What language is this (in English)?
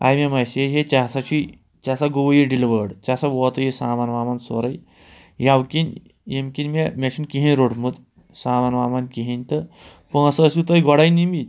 Kashmiri